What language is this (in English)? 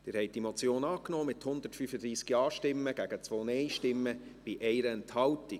Swiss German